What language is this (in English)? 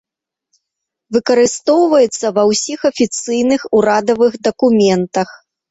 Belarusian